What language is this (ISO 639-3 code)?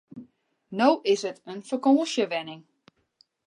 fry